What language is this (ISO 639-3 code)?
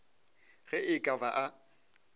nso